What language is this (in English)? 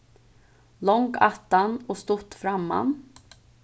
Faroese